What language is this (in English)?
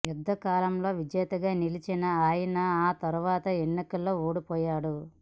Telugu